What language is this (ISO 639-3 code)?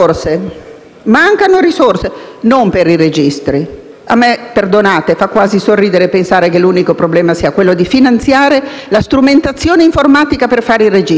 ita